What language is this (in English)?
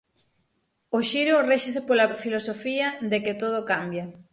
Galician